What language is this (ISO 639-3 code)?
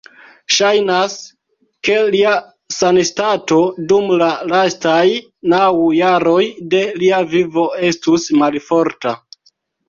epo